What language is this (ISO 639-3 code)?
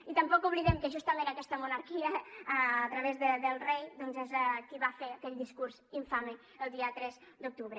cat